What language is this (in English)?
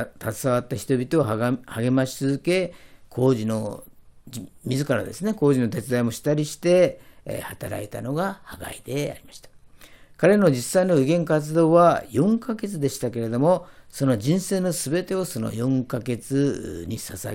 Japanese